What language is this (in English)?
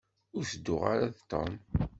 Kabyle